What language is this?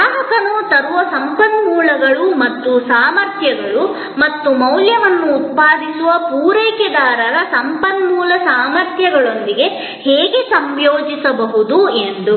Kannada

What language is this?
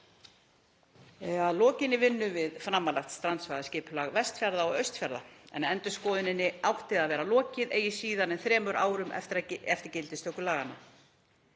Icelandic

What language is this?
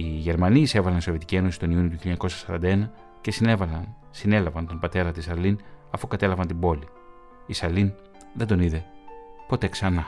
Greek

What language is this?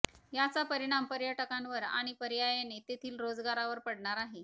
Marathi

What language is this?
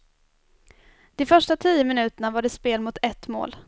Swedish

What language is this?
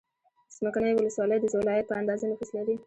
Pashto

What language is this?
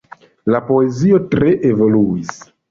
Esperanto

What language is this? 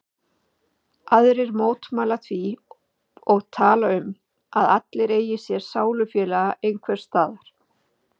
Icelandic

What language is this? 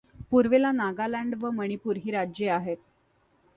Marathi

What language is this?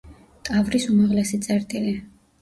Georgian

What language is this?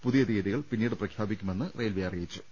Malayalam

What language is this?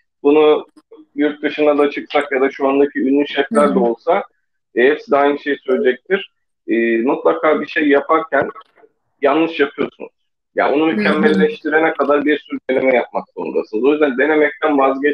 Turkish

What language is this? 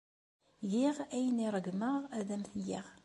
Kabyle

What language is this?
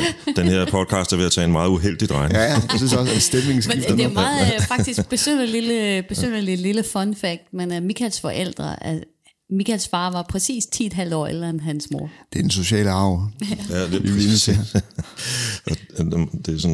Danish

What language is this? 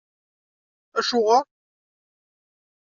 Kabyle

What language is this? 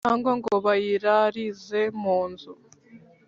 Kinyarwanda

